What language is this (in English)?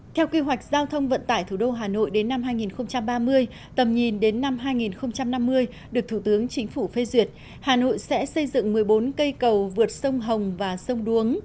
Vietnamese